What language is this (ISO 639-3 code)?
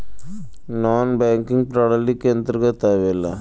bho